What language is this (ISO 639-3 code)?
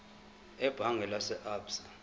zul